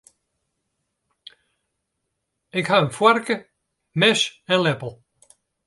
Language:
Western Frisian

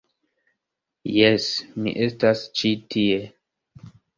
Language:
Esperanto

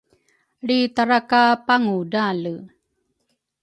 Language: Rukai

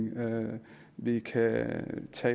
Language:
Danish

